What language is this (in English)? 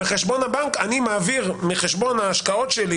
Hebrew